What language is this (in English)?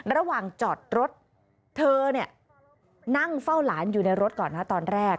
Thai